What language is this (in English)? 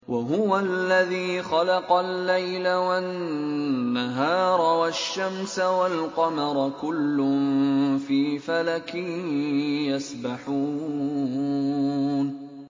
Arabic